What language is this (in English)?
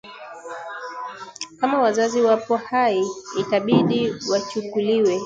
Swahili